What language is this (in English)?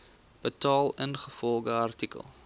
Afrikaans